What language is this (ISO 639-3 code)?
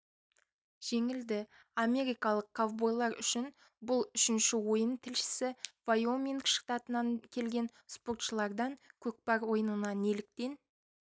kaz